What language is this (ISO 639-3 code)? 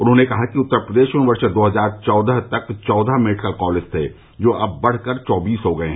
hin